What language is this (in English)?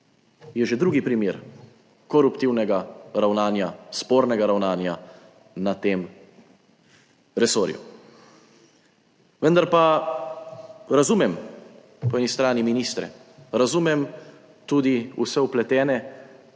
Slovenian